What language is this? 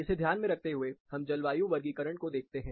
Hindi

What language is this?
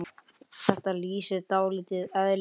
Icelandic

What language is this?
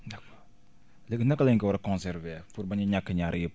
Wolof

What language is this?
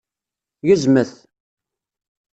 Kabyle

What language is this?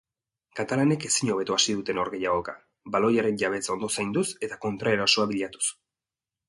Basque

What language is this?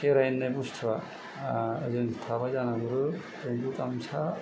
Bodo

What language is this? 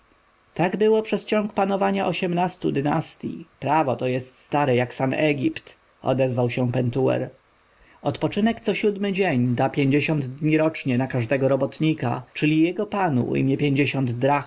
Polish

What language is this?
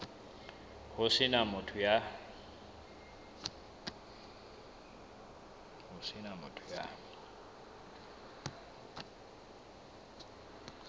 Southern Sotho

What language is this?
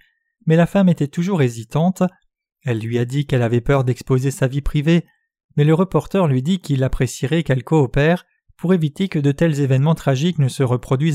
French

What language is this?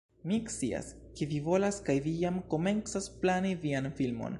Esperanto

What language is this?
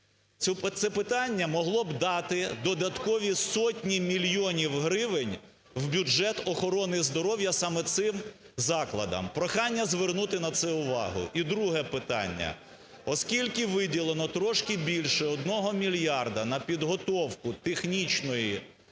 Ukrainian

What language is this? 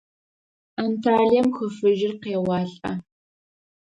Adyghe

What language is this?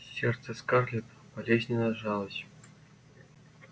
Russian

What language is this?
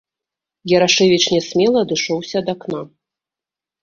Belarusian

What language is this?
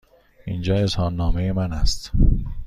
Persian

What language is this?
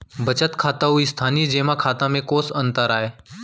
Chhattisgarhi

